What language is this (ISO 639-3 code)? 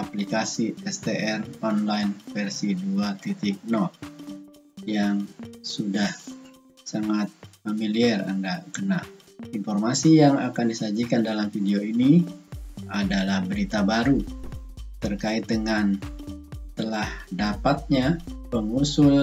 ind